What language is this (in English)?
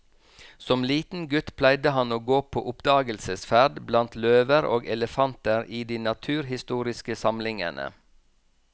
Norwegian